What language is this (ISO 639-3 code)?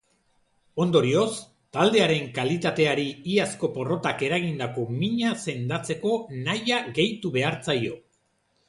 eus